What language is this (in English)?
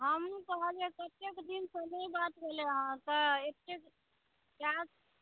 Maithili